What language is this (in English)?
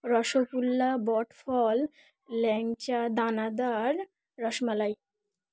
Bangla